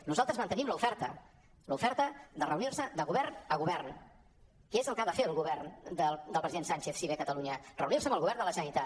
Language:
Catalan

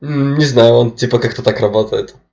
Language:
Russian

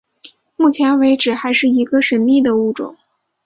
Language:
Chinese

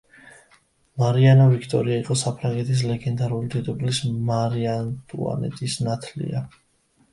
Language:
Georgian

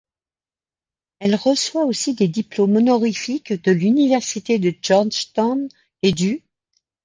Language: French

